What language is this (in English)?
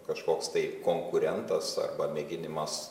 Lithuanian